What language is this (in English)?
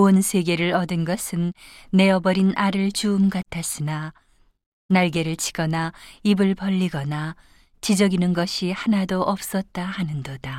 Korean